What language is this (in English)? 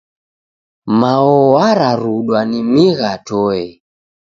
Taita